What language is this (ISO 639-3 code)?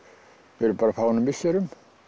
isl